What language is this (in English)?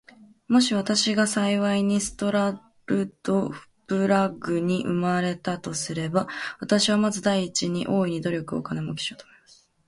Japanese